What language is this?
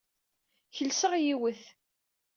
Kabyle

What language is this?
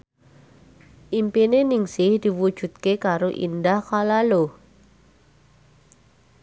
Javanese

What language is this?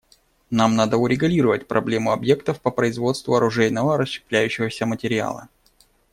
Russian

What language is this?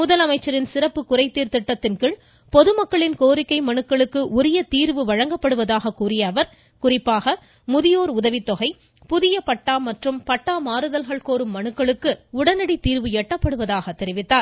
Tamil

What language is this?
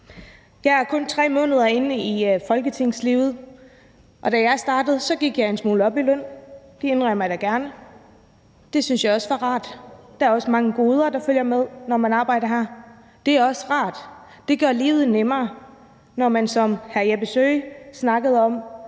Danish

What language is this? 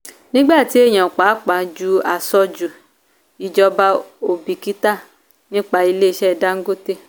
Yoruba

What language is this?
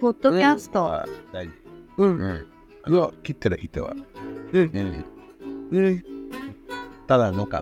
Japanese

